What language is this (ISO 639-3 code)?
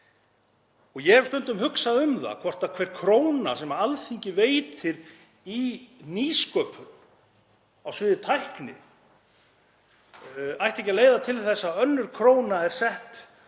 isl